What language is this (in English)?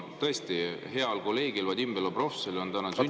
Estonian